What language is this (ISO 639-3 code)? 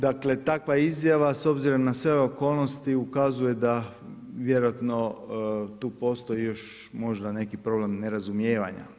hrv